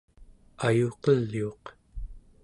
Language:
Central Yupik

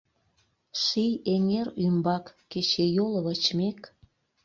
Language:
Mari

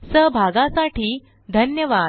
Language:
Marathi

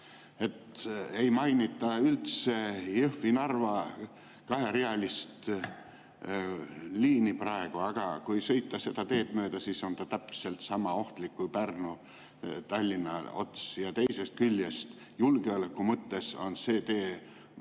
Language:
Estonian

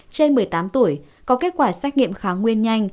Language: Vietnamese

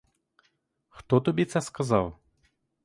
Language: Ukrainian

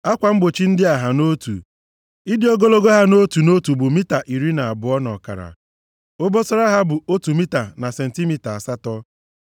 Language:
Igbo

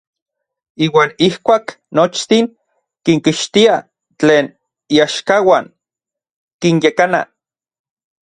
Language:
Orizaba Nahuatl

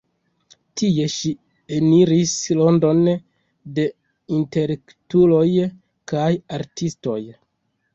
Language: Esperanto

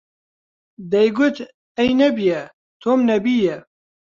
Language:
Central Kurdish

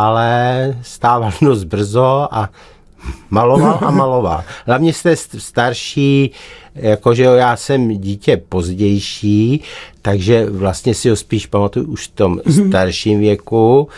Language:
Czech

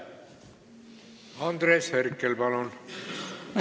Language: Estonian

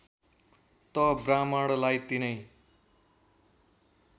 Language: Nepali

